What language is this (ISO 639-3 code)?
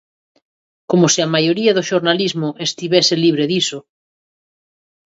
glg